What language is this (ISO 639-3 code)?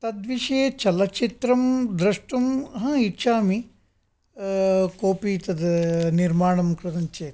san